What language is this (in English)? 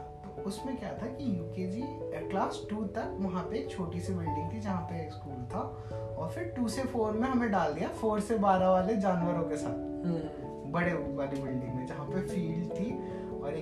Hindi